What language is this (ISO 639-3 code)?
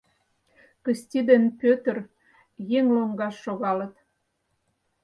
chm